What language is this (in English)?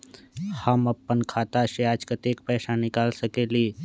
Magahi